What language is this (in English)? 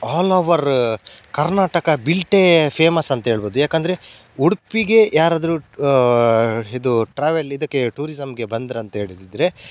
Kannada